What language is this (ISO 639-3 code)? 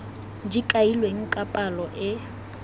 tsn